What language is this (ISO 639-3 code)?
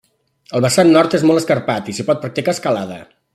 cat